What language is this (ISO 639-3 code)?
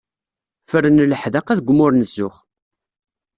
kab